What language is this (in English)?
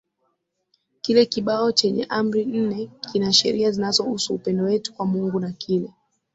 Swahili